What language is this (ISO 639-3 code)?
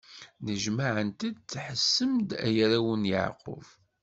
kab